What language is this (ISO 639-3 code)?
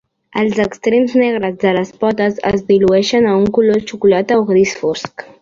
cat